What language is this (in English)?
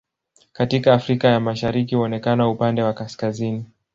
Swahili